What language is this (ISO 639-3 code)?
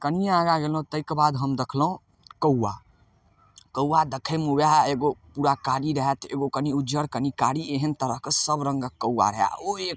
mai